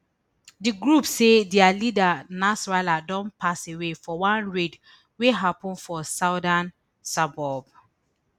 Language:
Nigerian Pidgin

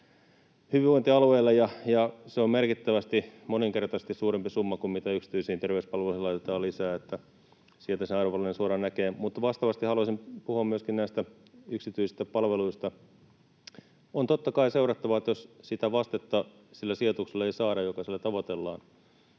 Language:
Finnish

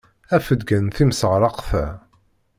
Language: Kabyle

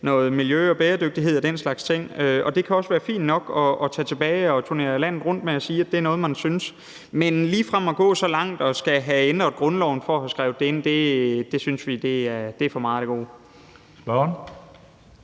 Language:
Danish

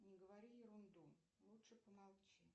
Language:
Russian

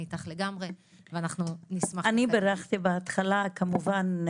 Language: Hebrew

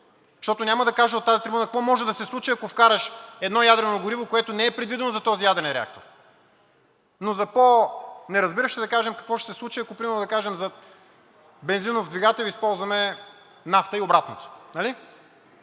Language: Bulgarian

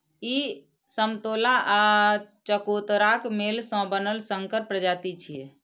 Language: Maithili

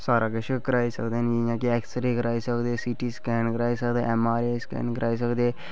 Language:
Dogri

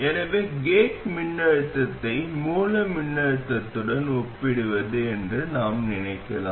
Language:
Tamil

